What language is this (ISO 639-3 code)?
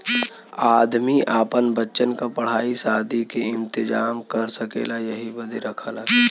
bho